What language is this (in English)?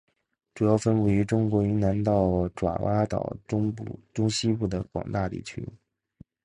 Chinese